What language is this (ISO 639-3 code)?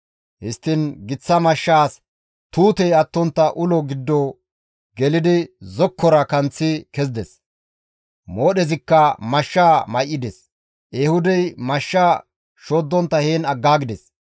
gmv